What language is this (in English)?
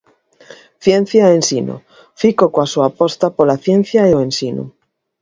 Galician